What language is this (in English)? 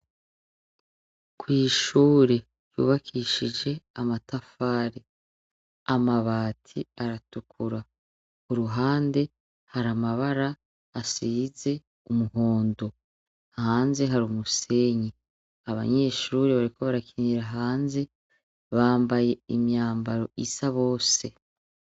Rundi